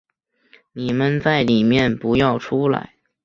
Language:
Chinese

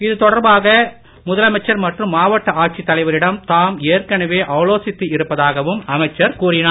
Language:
Tamil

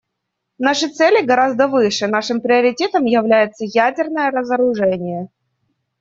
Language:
Russian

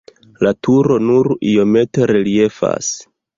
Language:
Esperanto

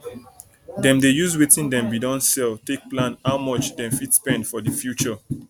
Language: Nigerian Pidgin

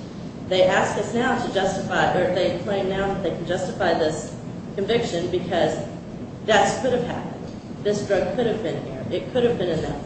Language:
English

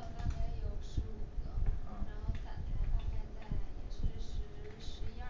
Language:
Chinese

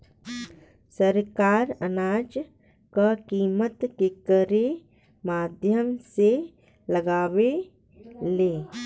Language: Bhojpuri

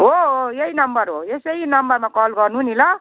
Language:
Nepali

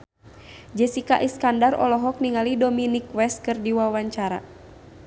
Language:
Sundanese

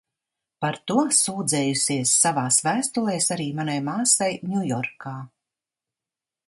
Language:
Latvian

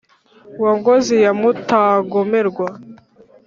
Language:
Kinyarwanda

